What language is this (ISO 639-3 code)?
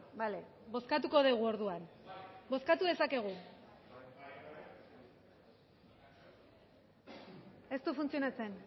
eus